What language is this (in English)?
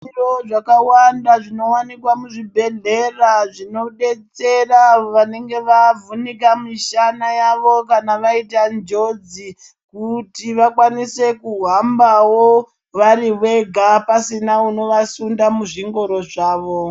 Ndau